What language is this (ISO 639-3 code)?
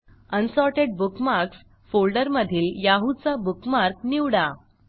mar